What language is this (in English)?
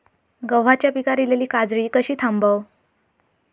Marathi